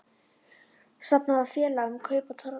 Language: Icelandic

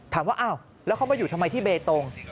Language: Thai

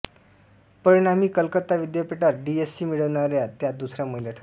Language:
Marathi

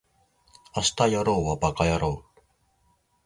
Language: Japanese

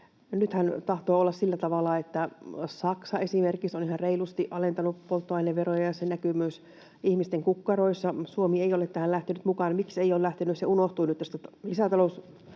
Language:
Finnish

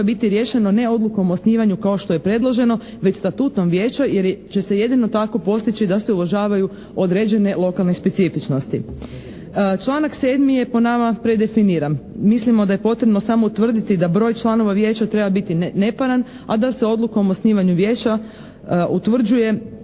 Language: Croatian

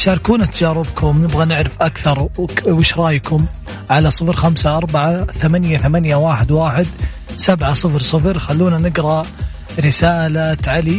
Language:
Arabic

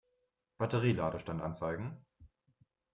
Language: German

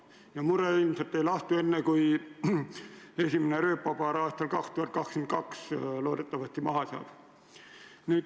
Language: Estonian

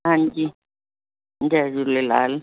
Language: Sindhi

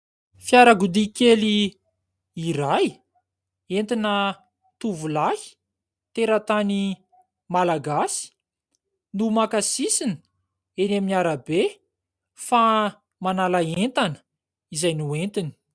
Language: Malagasy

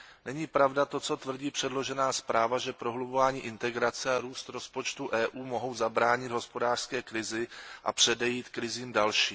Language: Czech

